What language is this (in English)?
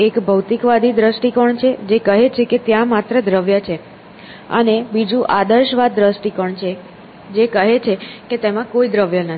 Gujarati